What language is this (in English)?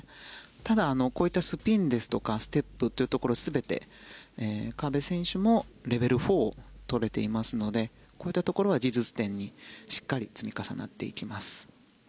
Japanese